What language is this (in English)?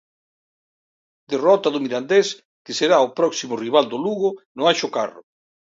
Galician